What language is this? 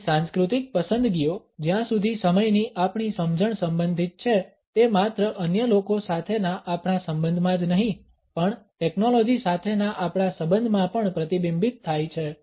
Gujarati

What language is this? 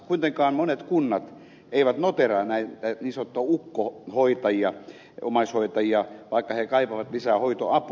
Finnish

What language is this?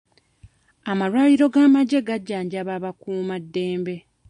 Ganda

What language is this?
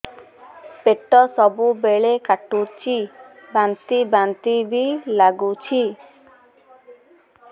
Odia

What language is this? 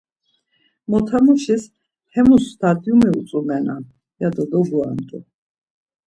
Laz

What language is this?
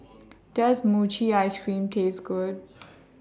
English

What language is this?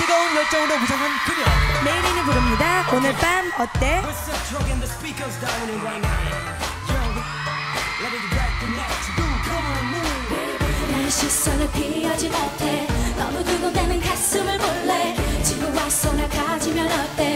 Romanian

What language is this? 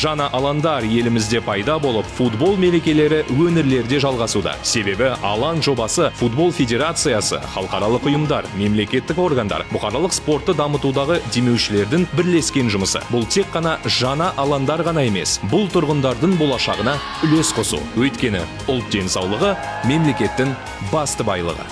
Turkish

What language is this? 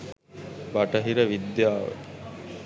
Sinhala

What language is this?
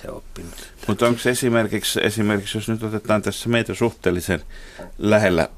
Finnish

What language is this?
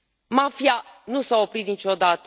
Romanian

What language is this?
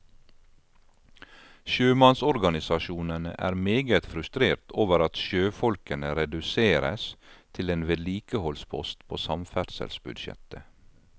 Norwegian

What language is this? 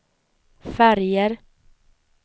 Swedish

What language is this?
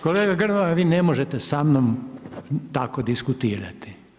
Croatian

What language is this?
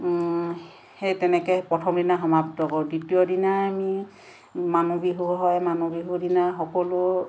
Assamese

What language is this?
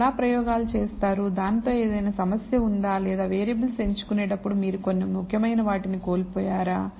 Telugu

